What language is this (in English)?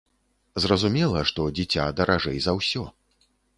Belarusian